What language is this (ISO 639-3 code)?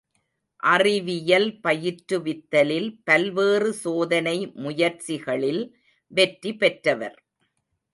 tam